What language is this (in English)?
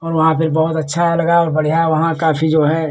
Hindi